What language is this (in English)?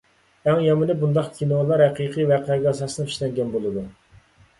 Uyghur